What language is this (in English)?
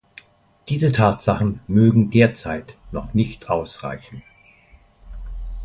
German